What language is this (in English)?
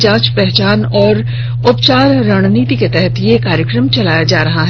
Hindi